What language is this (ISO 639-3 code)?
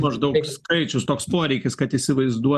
lit